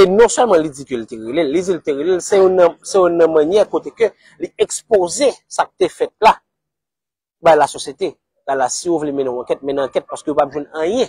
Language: French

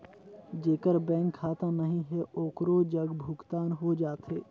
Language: Chhattisgarhi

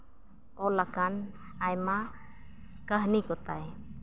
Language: Santali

